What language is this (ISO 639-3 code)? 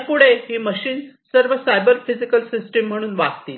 mar